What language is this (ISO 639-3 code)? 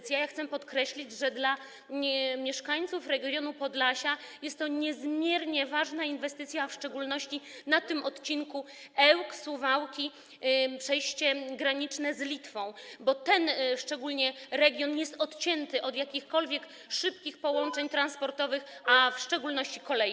pol